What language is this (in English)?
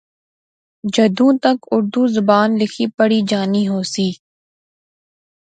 Pahari-Potwari